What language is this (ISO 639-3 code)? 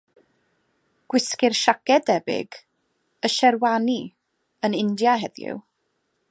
cym